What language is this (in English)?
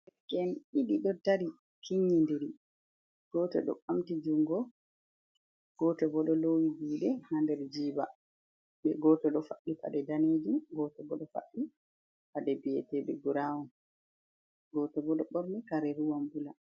Fula